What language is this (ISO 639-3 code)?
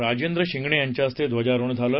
mar